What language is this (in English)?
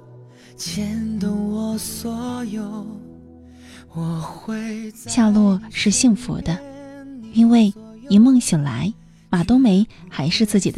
Chinese